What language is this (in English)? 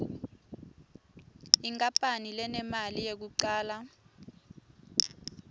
Swati